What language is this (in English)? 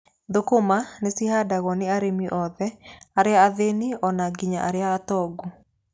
Kikuyu